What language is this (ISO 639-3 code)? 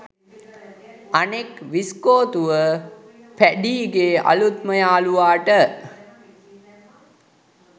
sin